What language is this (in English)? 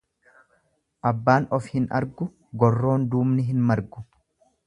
Oromo